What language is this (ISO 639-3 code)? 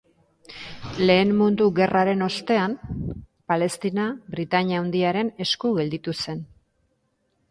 eus